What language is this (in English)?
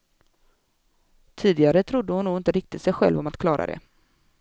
Swedish